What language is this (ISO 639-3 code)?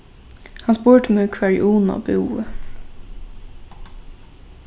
fao